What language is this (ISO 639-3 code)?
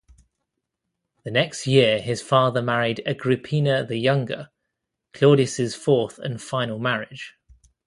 eng